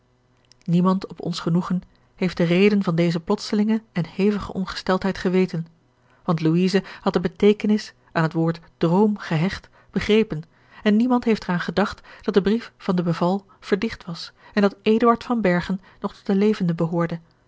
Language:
Dutch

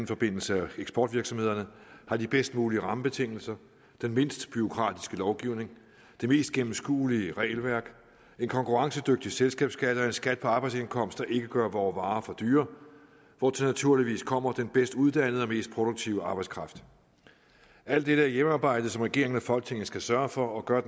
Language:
Danish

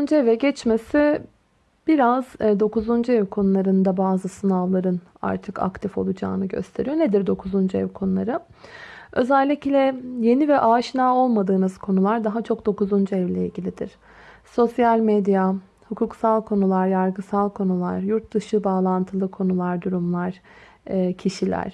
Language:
Turkish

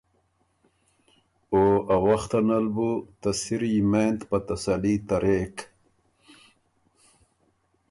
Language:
Ormuri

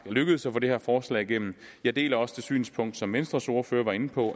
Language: Danish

